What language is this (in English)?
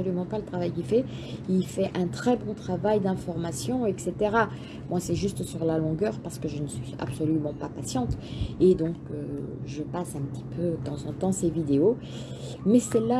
French